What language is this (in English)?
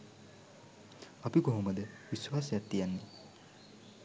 Sinhala